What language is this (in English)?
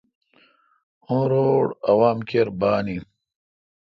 Kalkoti